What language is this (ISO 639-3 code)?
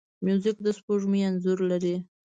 pus